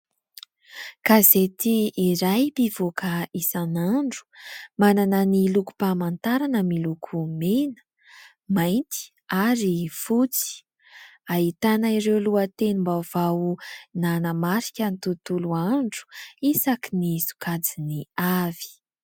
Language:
Malagasy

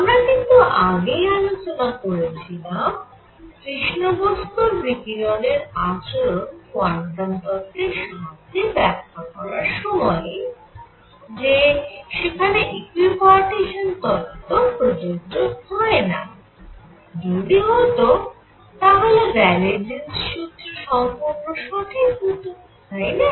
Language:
Bangla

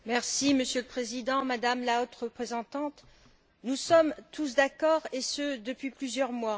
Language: French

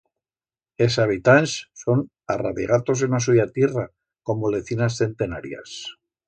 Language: Aragonese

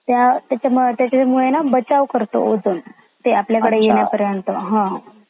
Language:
Marathi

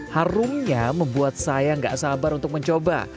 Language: Indonesian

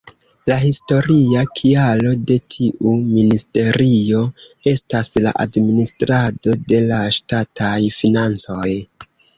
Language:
Esperanto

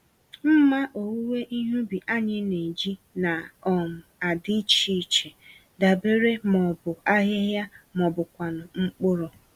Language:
Igbo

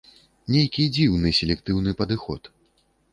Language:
Belarusian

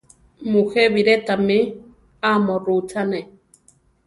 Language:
Central Tarahumara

